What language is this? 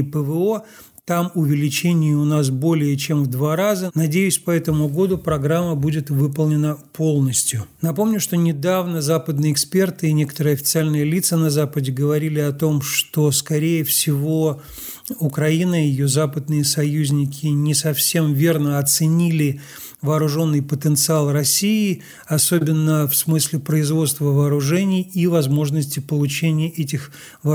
Russian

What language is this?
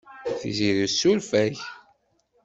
Kabyle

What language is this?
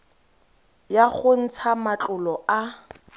Tswana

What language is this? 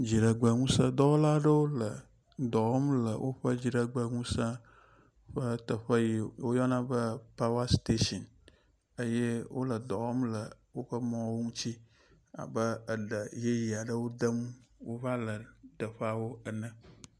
Ewe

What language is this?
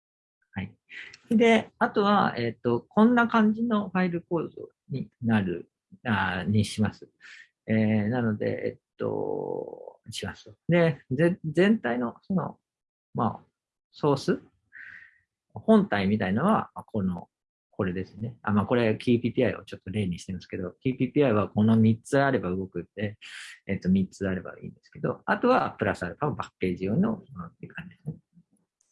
Japanese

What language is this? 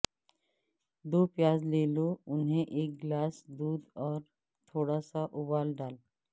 Urdu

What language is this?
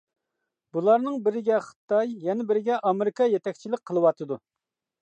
Uyghur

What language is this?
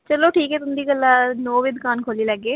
Dogri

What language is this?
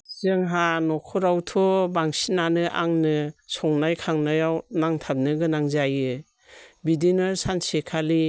Bodo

